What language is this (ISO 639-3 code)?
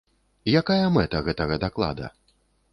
bel